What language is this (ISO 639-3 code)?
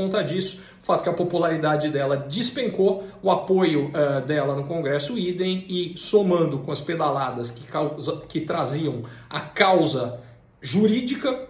por